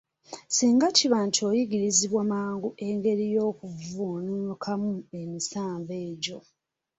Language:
Ganda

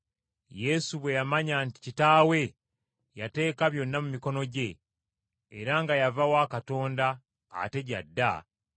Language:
Ganda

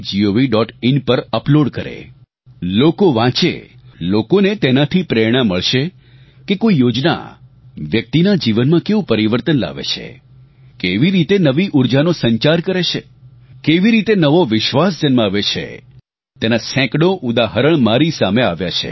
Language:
Gujarati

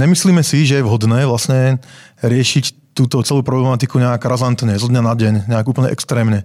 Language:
Czech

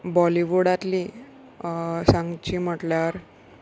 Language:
Konkani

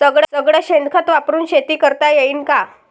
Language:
Marathi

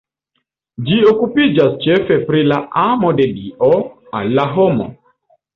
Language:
Esperanto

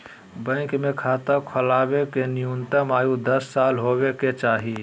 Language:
Magahi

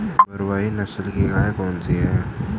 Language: Hindi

